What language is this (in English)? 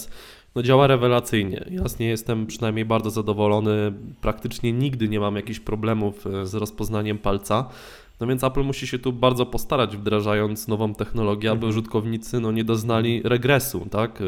Polish